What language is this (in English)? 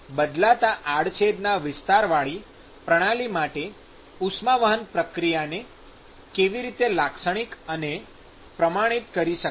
Gujarati